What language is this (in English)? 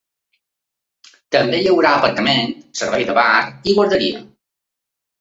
Catalan